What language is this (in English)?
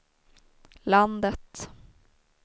Swedish